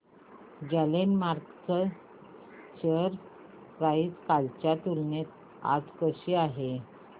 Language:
Marathi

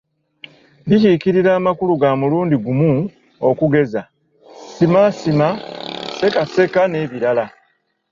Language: Ganda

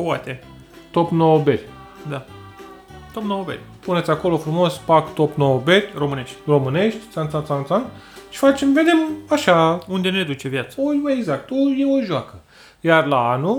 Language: Romanian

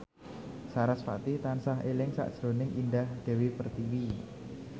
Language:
Javanese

